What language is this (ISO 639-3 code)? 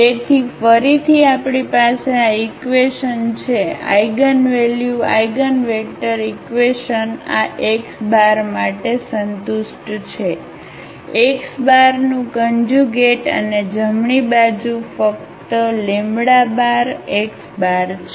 guj